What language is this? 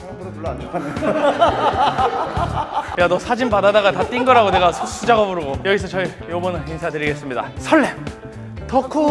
Korean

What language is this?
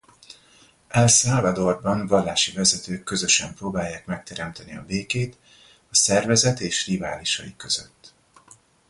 Hungarian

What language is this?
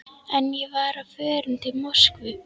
Icelandic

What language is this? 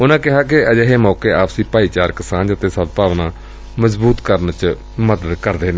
Punjabi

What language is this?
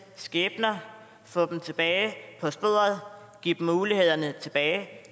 Danish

